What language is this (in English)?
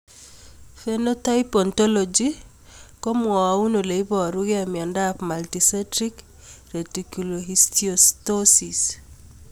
Kalenjin